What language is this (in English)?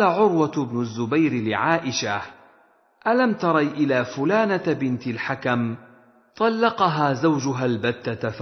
Arabic